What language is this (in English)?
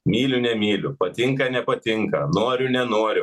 Lithuanian